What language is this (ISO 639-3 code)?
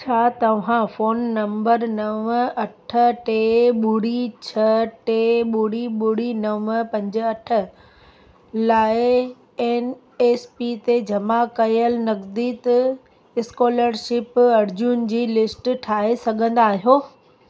snd